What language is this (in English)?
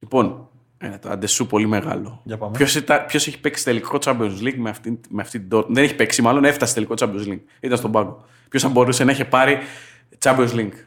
Greek